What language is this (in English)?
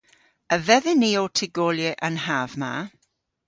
Cornish